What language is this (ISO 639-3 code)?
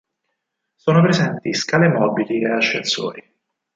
ita